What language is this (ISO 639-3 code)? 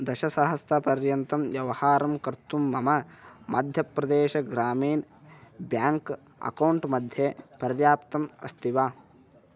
san